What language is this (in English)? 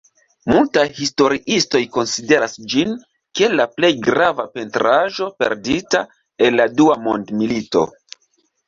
Esperanto